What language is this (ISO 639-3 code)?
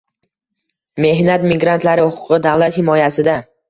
uzb